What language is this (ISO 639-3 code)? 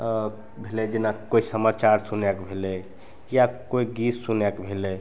mai